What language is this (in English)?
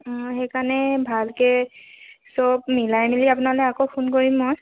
Assamese